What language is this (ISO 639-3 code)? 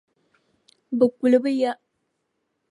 dag